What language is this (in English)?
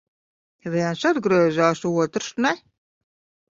Latvian